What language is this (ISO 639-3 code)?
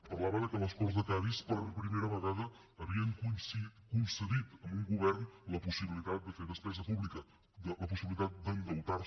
cat